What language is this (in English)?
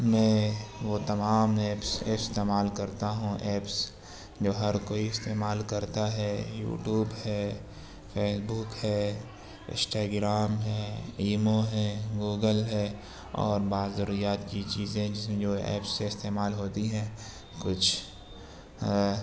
Urdu